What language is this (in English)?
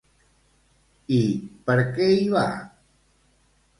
Catalan